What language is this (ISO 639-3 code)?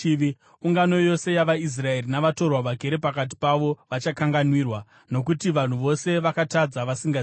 sna